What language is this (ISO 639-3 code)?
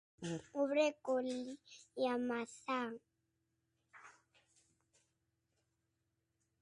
glg